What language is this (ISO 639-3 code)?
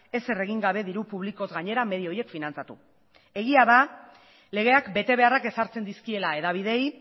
eus